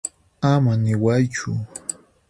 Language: Puno Quechua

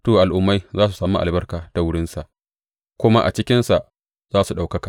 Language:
Hausa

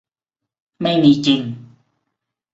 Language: Thai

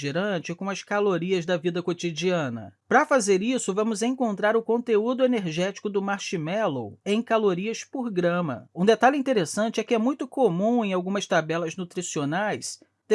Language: Portuguese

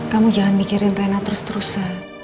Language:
Indonesian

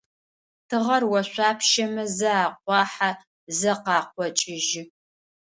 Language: Adyghe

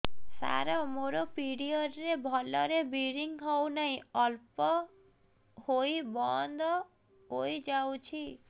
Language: Odia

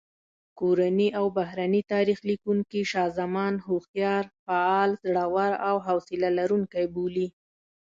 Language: Pashto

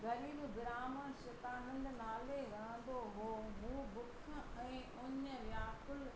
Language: Sindhi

